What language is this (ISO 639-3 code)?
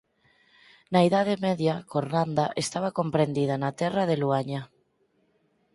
glg